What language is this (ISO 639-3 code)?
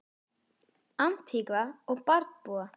isl